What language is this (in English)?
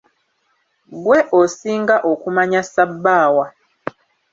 Ganda